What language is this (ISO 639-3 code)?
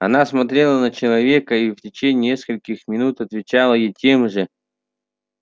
rus